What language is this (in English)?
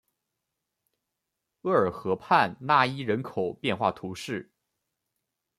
Chinese